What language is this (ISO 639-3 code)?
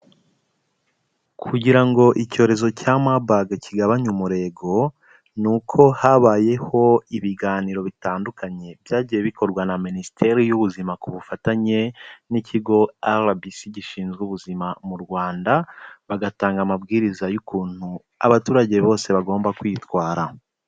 kin